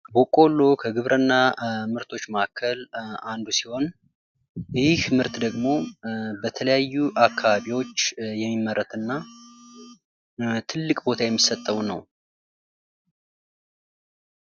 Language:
Amharic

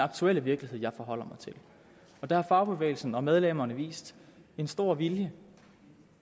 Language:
Danish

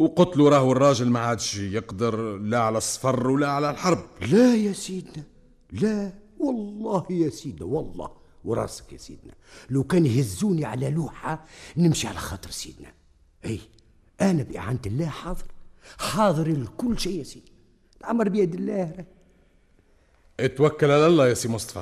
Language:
Arabic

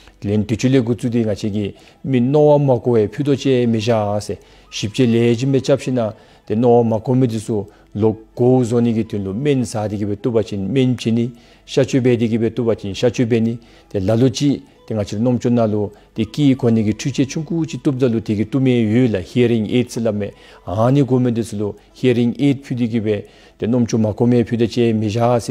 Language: Turkish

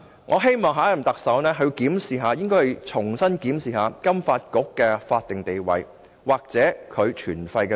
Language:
Cantonese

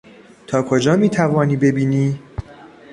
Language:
Persian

